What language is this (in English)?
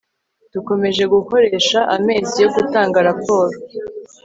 Kinyarwanda